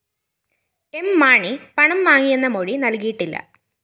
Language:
Malayalam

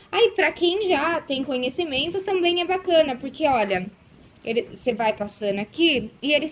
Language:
Portuguese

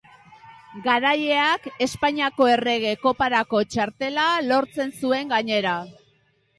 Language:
Basque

